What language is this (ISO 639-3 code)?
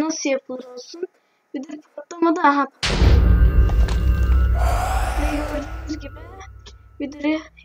tur